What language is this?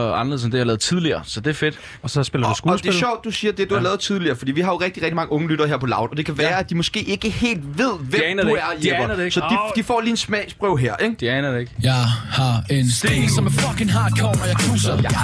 Danish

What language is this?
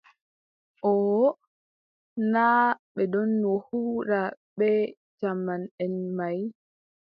Adamawa Fulfulde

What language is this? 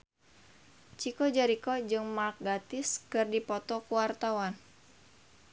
Sundanese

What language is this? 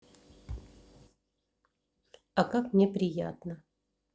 Russian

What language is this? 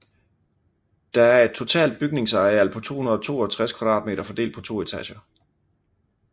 Danish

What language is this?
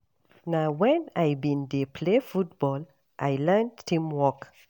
Nigerian Pidgin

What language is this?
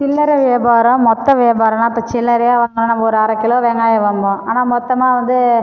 Tamil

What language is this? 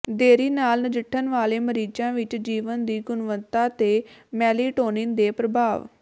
Punjabi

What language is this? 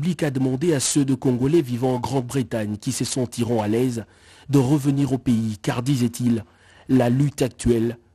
French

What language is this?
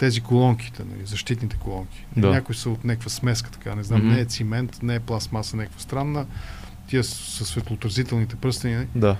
Bulgarian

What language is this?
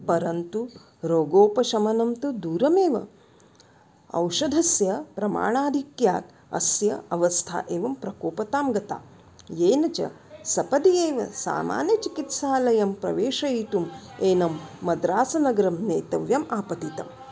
Sanskrit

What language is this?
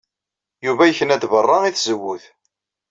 Kabyle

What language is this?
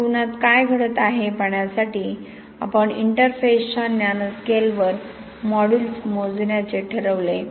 Marathi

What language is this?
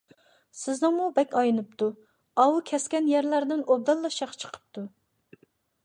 Uyghur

